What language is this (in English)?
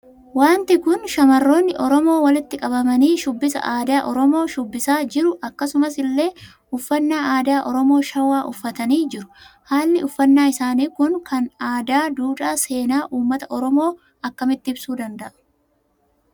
Oromo